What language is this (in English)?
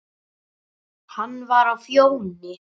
Icelandic